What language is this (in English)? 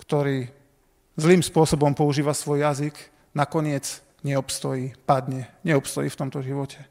Slovak